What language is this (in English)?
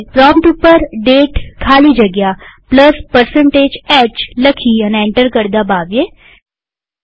Gujarati